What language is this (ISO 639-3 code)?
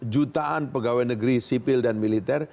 ind